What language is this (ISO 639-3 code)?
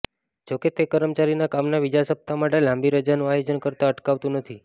guj